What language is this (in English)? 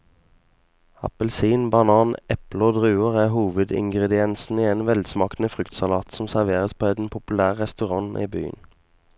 Norwegian